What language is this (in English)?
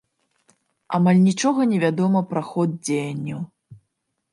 Belarusian